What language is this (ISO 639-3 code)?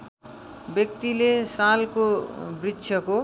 nep